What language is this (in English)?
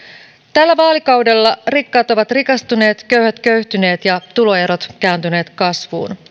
Finnish